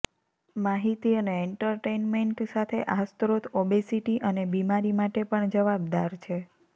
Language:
Gujarati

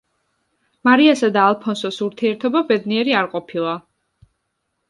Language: Georgian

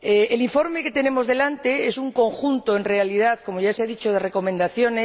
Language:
Spanish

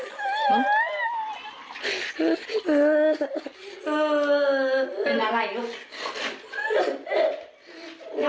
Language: Thai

